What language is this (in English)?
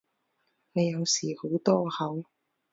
Cantonese